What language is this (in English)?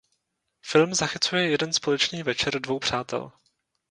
Czech